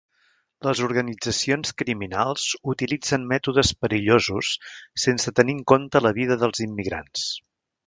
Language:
Catalan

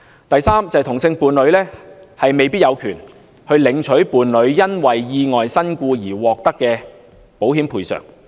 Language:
Cantonese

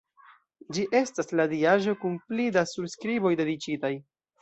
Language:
Esperanto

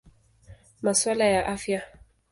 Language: Swahili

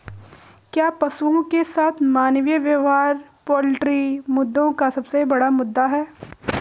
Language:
Hindi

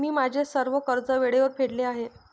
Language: Marathi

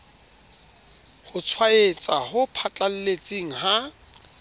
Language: Southern Sotho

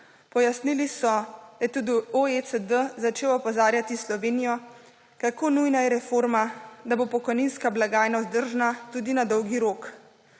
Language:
Slovenian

